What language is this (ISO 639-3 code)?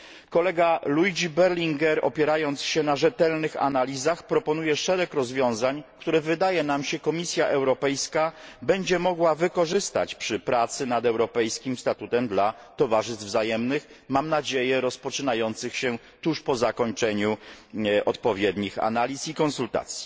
pol